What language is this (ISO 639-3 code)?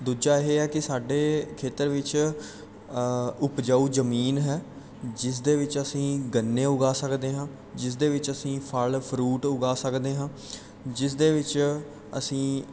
pan